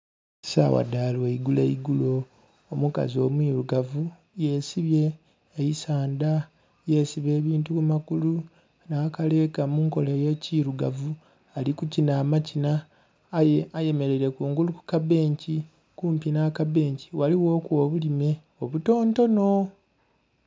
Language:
Soga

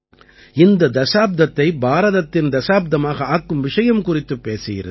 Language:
Tamil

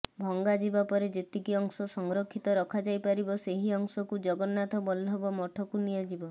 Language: Odia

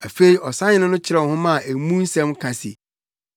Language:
Akan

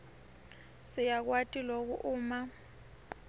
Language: Swati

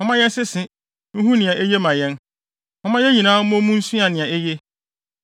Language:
Akan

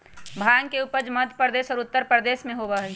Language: Magahi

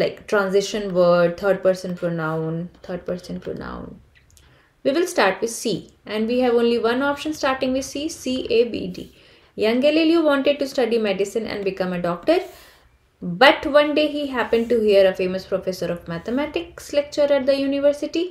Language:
English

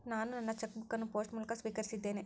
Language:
Kannada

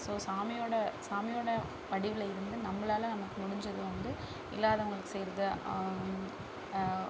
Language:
Tamil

